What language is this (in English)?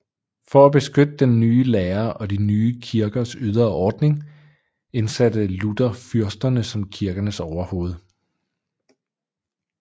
Danish